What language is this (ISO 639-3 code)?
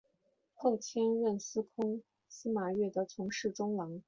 zho